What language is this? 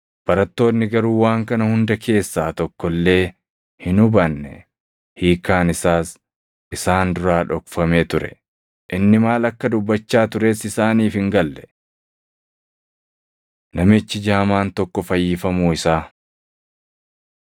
Oromo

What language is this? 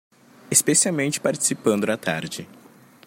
Portuguese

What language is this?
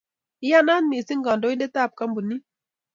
Kalenjin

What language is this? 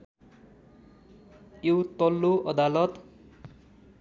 Nepali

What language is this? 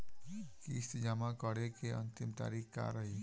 Bhojpuri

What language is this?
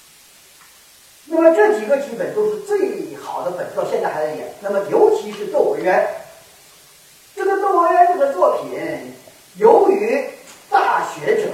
Chinese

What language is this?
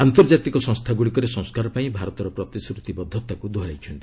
Odia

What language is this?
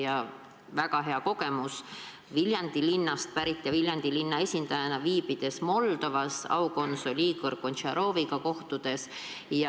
Estonian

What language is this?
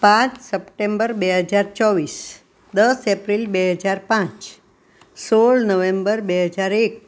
Gujarati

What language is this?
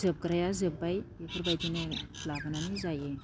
Bodo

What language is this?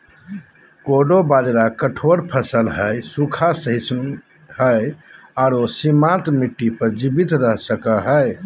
Magahi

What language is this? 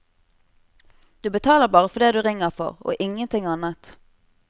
Norwegian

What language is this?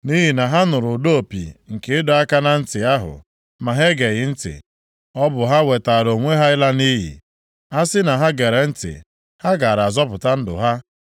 Igbo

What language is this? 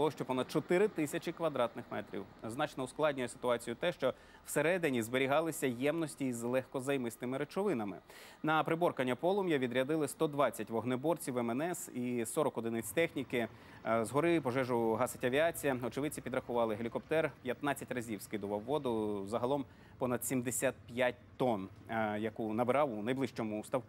Ukrainian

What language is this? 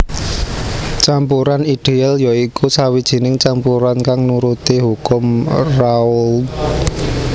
Javanese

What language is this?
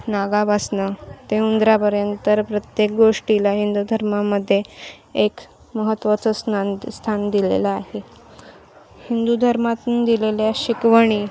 Marathi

